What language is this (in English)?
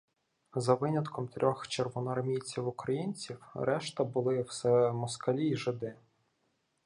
Ukrainian